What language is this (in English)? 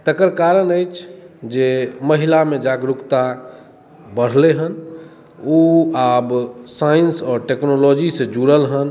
Maithili